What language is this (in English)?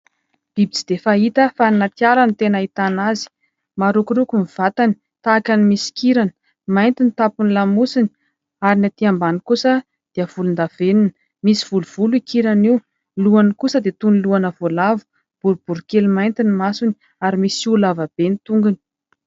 Malagasy